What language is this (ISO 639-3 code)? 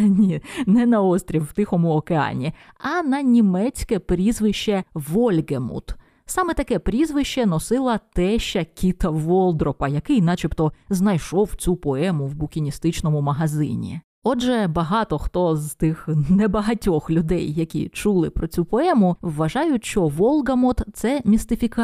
ukr